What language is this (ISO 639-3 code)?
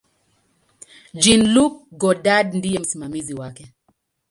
swa